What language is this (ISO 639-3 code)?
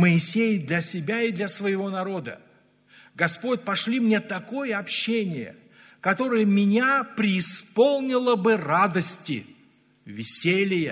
rus